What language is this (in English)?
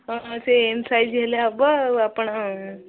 Odia